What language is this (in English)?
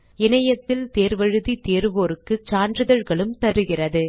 Tamil